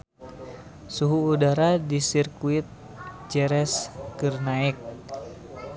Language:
Sundanese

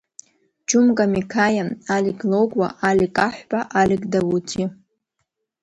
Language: Abkhazian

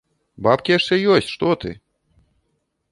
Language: Belarusian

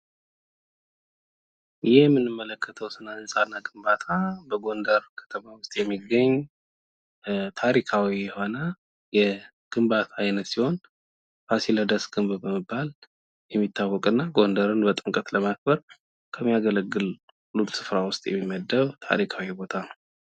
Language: Amharic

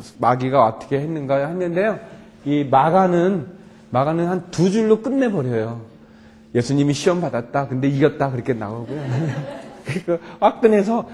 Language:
Korean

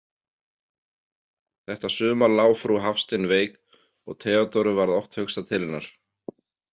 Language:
Icelandic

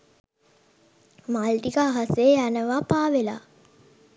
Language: Sinhala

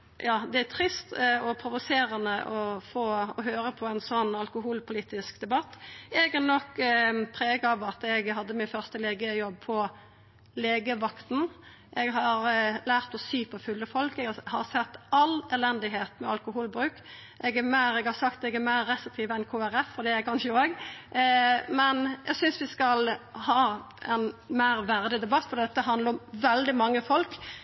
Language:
Norwegian Nynorsk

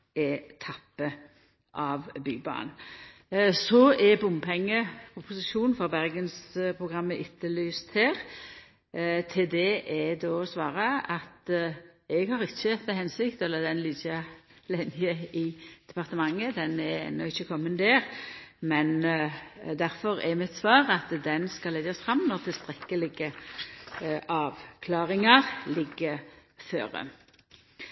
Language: Norwegian Nynorsk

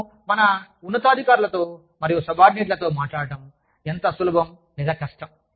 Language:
Telugu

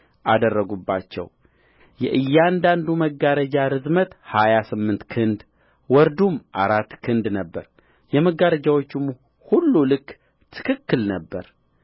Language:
Amharic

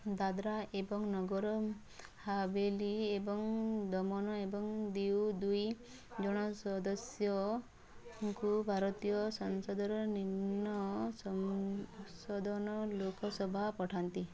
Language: Odia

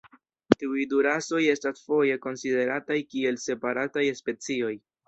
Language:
Esperanto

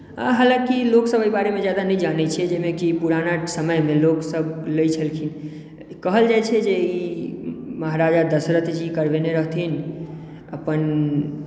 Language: Maithili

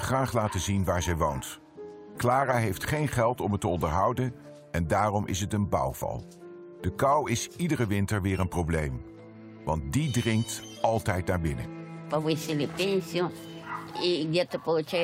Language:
Dutch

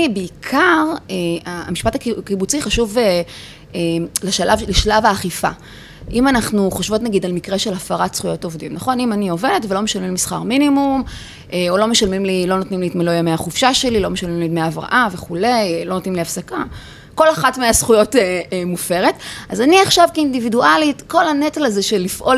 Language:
Hebrew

